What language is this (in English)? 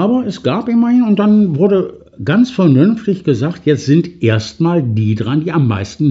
German